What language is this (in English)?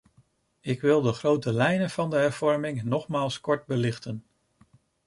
Dutch